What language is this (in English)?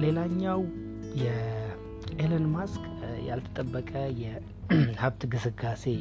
Amharic